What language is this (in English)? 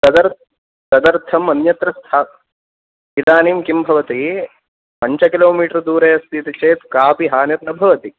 Sanskrit